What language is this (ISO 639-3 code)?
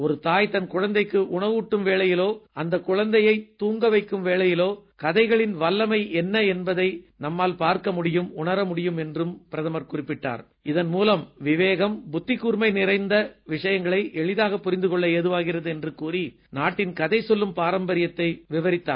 tam